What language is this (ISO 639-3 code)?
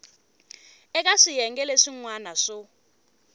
tso